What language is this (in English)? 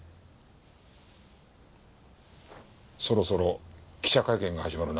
Japanese